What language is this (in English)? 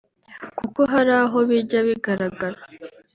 Kinyarwanda